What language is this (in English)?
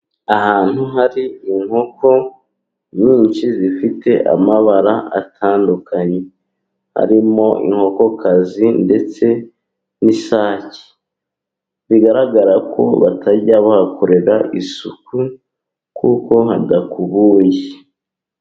Kinyarwanda